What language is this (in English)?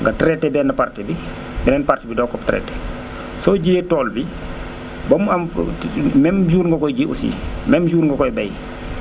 Wolof